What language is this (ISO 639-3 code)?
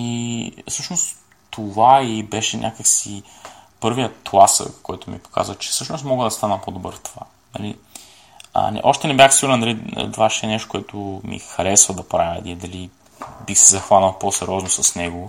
bul